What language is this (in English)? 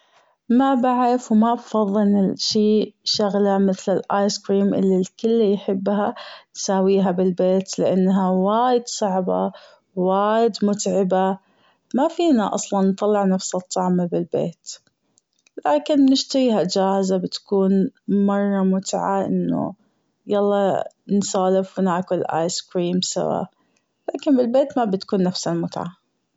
Gulf Arabic